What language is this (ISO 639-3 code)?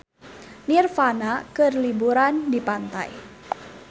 sun